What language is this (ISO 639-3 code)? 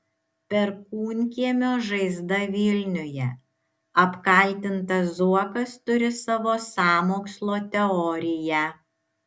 lit